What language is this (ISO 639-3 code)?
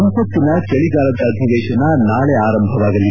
kan